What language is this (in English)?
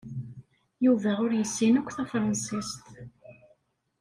Kabyle